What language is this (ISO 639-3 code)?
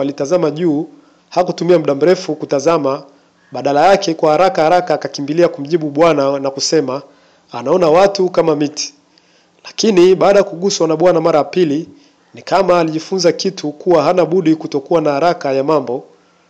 swa